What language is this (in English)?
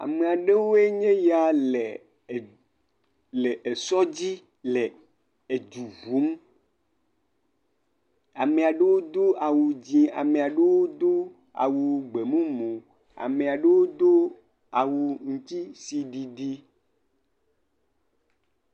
Ewe